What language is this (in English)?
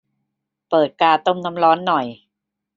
Thai